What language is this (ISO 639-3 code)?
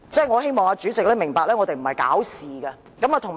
yue